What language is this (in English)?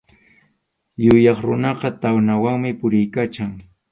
Arequipa-La Unión Quechua